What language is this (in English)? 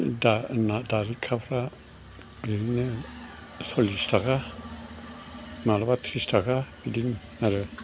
Bodo